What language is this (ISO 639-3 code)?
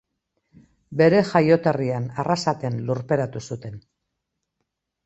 eus